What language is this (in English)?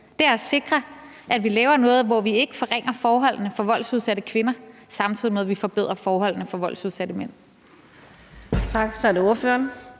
Danish